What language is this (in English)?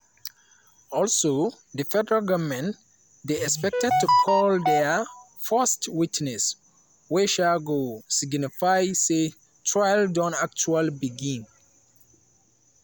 Nigerian Pidgin